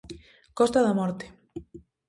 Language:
Galician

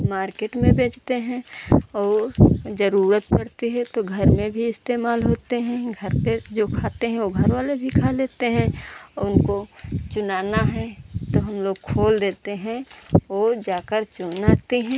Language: Hindi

